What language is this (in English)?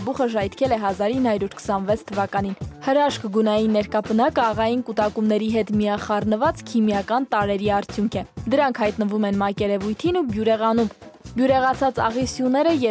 Romanian